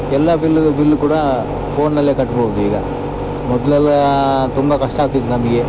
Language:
Kannada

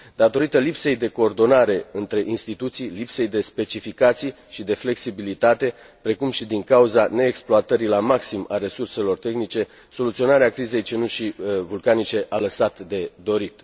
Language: Romanian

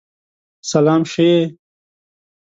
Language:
Pashto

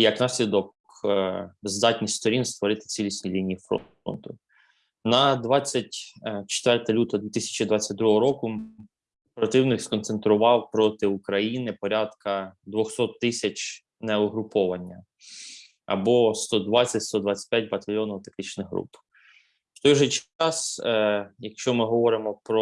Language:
Ukrainian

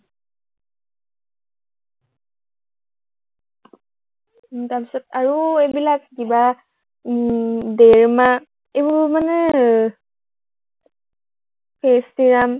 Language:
Assamese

